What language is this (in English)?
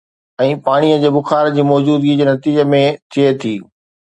Sindhi